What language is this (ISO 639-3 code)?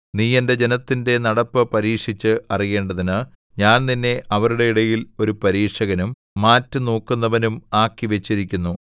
mal